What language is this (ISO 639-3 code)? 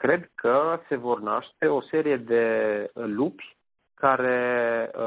ron